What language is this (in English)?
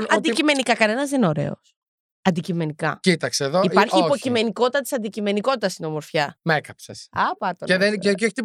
Greek